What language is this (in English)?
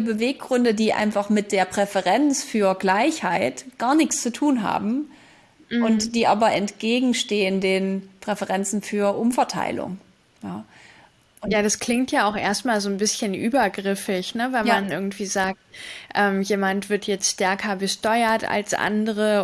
German